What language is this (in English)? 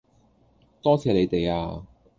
Cantonese